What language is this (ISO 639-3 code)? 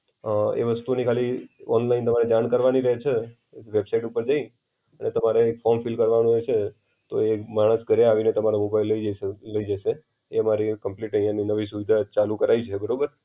guj